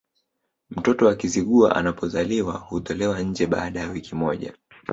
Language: Swahili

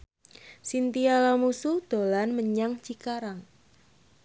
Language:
Javanese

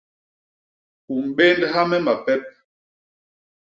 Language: Basaa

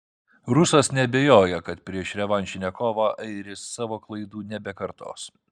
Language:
Lithuanian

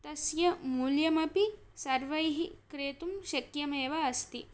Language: Sanskrit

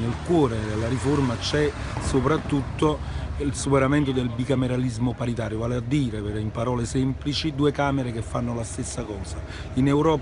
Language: Italian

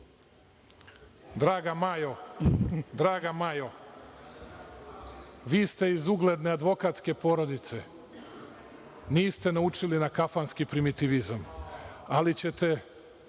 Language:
Serbian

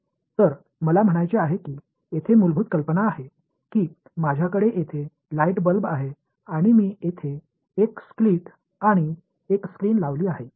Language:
Marathi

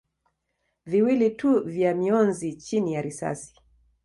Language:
Swahili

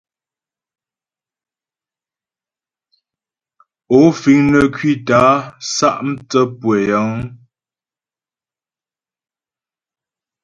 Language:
Ghomala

